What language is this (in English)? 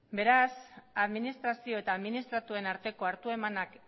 Basque